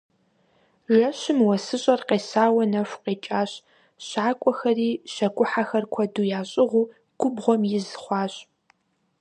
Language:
Kabardian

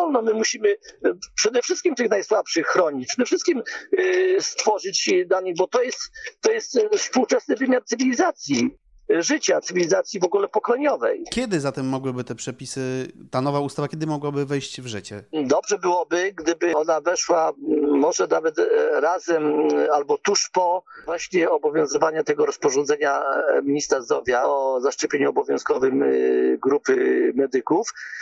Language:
Polish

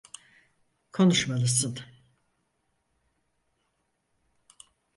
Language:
Turkish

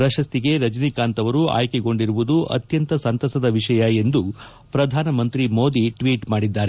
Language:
Kannada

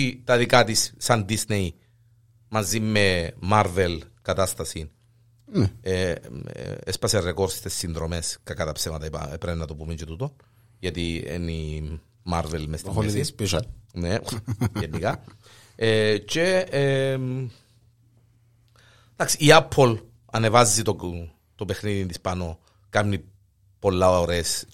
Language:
Greek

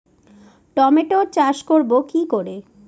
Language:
Bangla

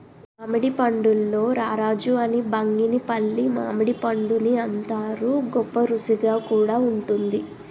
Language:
Telugu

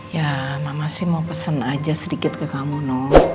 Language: Indonesian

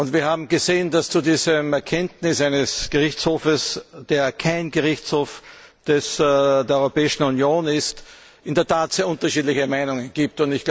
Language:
German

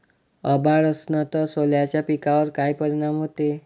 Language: Marathi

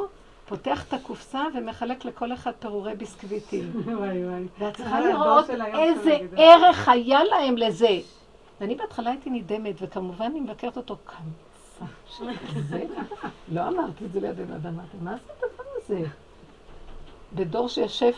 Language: Hebrew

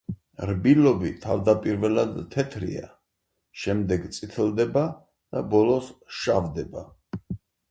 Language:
Georgian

